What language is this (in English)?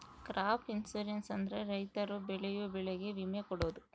Kannada